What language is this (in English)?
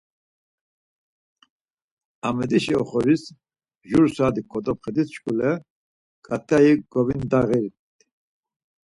Laz